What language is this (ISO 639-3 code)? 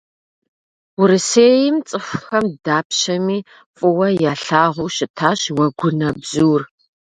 kbd